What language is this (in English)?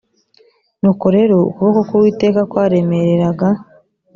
Kinyarwanda